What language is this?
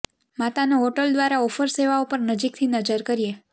Gujarati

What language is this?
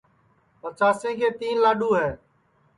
Sansi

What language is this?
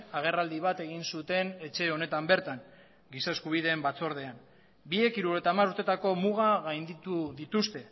Basque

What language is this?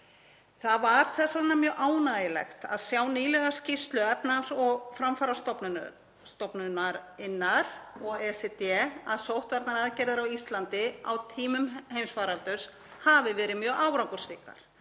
Icelandic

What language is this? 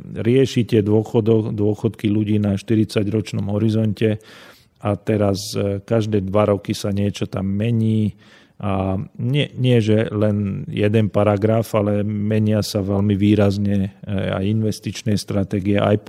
Slovak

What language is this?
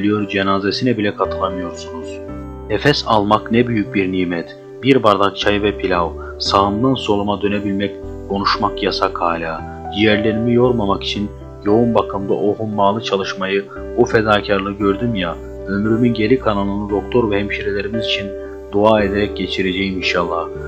Turkish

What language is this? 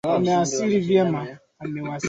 Swahili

